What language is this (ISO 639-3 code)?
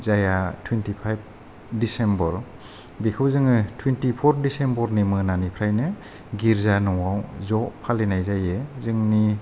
brx